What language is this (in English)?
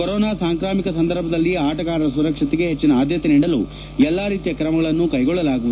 Kannada